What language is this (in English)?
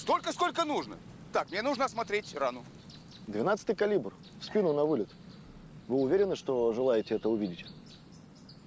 Russian